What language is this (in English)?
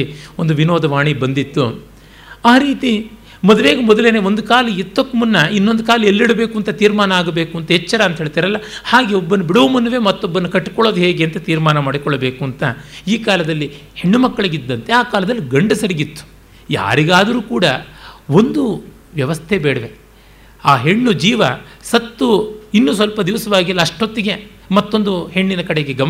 Kannada